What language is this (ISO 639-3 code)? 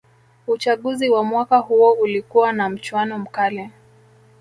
swa